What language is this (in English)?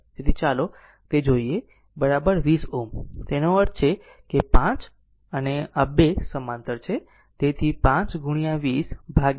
Gujarati